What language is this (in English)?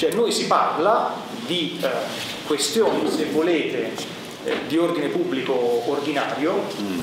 Italian